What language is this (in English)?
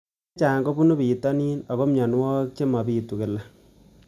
Kalenjin